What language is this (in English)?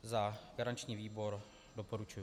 Czech